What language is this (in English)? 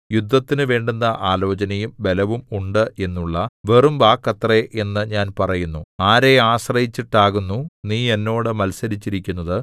Malayalam